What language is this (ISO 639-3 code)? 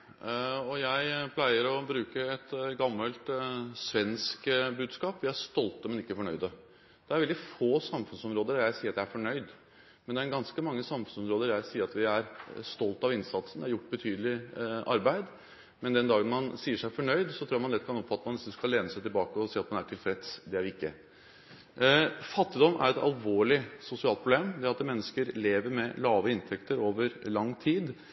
nob